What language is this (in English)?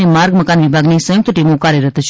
Gujarati